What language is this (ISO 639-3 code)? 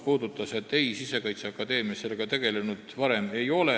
est